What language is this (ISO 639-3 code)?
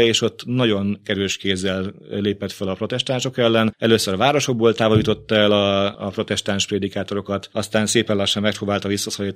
hun